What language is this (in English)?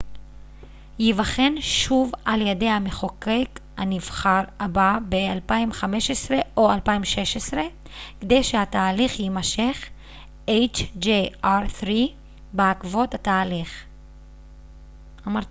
Hebrew